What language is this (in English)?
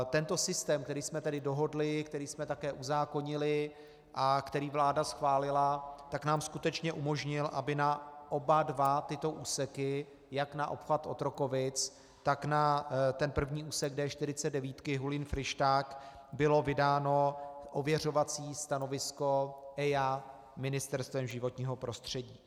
Czech